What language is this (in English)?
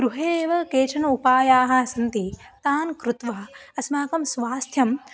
Sanskrit